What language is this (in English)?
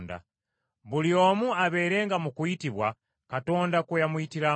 Ganda